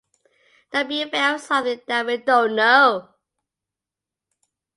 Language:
English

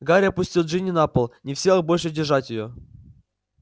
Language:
Russian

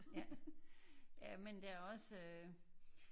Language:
Danish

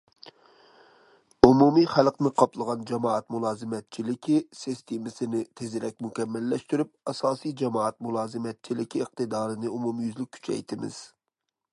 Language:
Uyghur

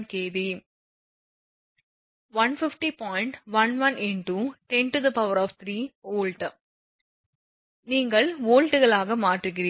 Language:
Tamil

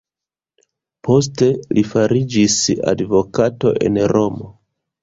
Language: Esperanto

